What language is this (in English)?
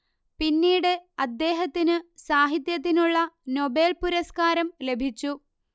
Malayalam